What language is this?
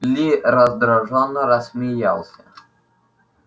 Russian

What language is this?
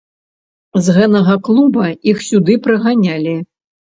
Belarusian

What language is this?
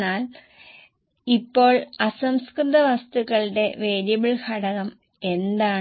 Malayalam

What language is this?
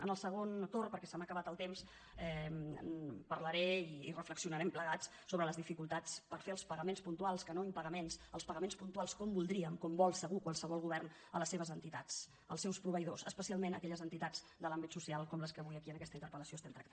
Catalan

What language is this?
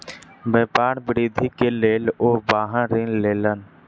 Maithili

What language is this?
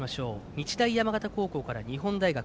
Japanese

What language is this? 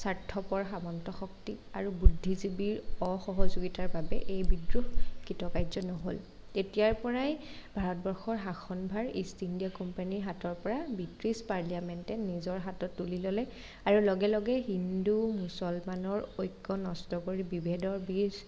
Assamese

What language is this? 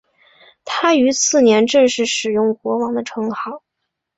Chinese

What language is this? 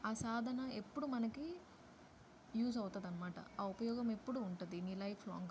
Telugu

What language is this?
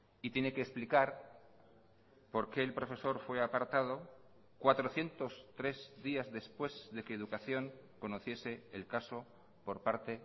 Spanish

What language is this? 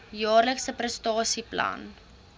Afrikaans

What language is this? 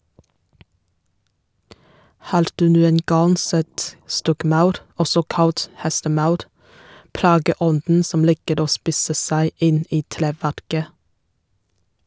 Norwegian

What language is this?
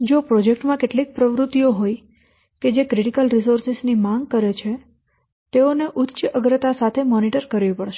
Gujarati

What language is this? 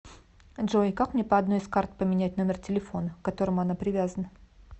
Russian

